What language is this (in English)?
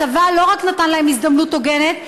Hebrew